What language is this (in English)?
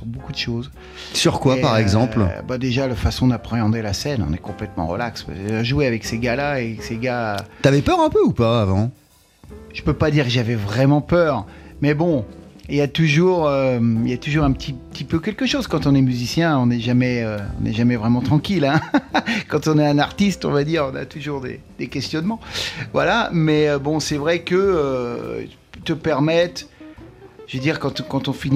French